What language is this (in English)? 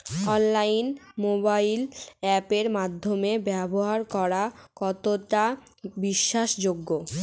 Bangla